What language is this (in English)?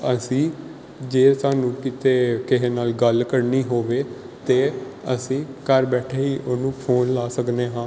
Punjabi